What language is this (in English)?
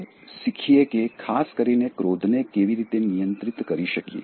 Gujarati